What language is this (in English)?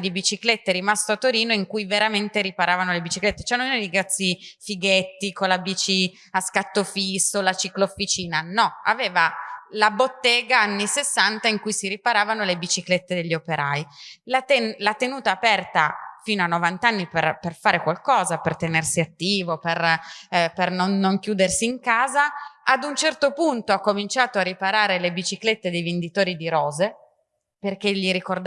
Italian